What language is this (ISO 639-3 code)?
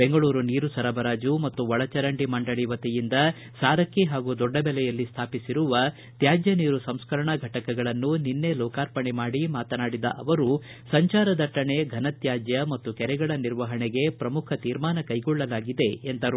kan